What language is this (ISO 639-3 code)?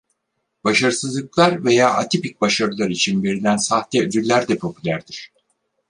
tur